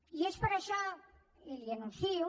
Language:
Catalan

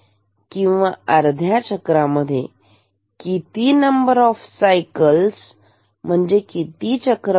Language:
Marathi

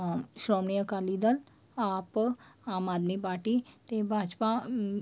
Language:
Punjabi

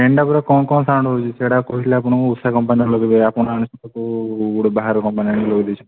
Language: Odia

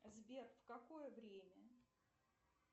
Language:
Russian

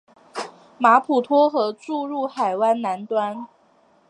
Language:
Chinese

